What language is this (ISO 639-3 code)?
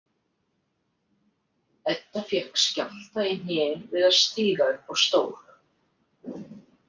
isl